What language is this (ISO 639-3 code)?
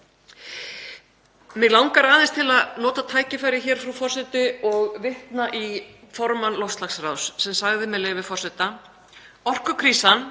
isl